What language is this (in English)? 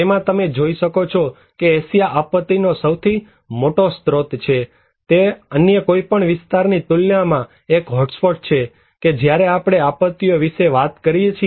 Gujarati